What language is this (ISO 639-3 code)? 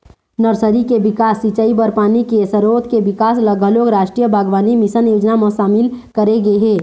hne